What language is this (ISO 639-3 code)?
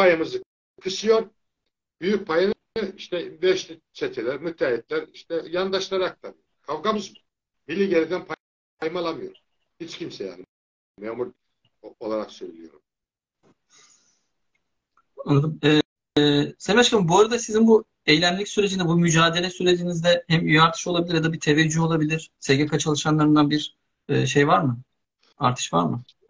tur